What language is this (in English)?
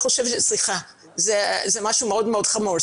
Hebrew